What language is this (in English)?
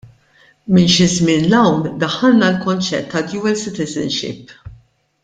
Maltese